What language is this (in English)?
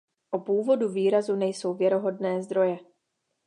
Czech